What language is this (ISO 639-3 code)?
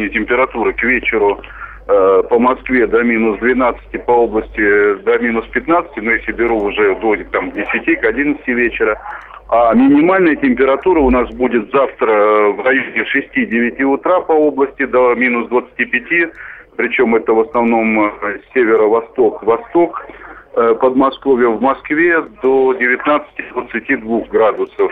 rus